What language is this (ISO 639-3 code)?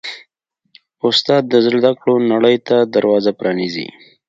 pus